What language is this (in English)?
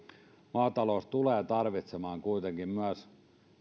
Finnish